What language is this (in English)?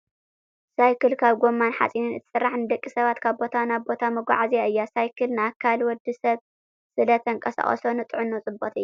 Tigrinya